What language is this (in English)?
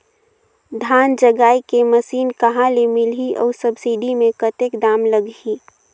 Chhattisgarhi